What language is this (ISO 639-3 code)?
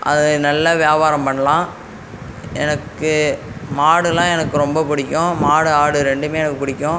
tam